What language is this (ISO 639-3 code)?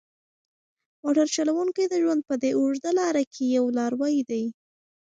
pus